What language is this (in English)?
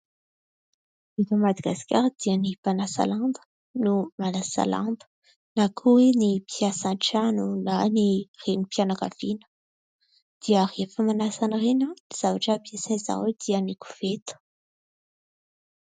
Malagasy